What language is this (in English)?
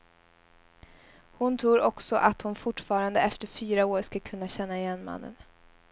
Swedish